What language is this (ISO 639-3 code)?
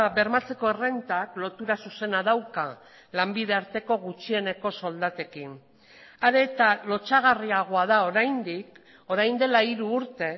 eus